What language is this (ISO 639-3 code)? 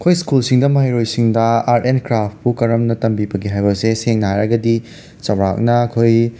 mni